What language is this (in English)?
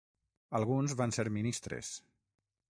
Catalan